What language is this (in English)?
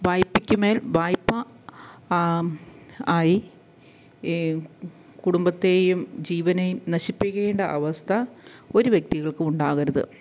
Malayalam